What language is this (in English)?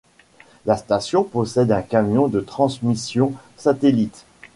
French